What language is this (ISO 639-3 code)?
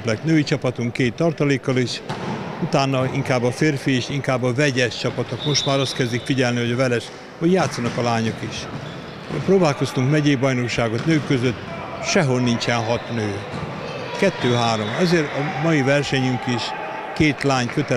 hun